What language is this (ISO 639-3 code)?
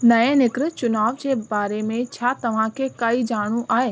snd